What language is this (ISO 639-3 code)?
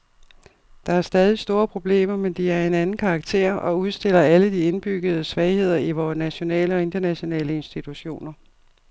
dan